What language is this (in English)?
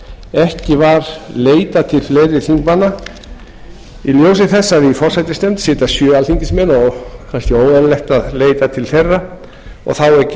Icelandic